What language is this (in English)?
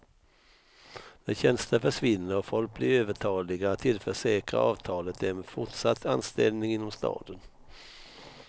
Swedish